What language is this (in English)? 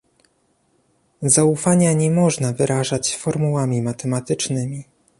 Polish